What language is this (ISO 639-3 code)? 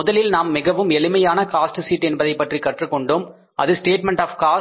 tam